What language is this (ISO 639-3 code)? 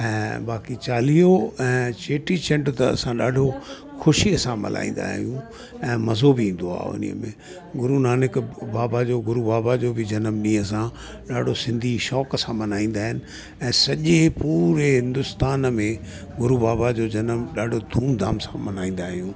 snd